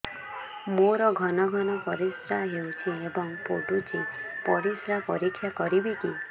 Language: Odia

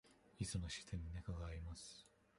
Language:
Japanese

